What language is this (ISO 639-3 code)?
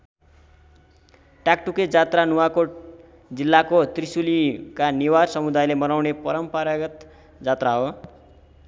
nep